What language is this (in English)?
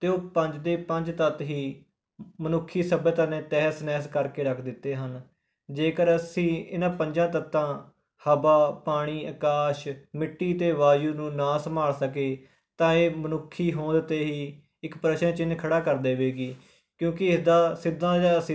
Punjabi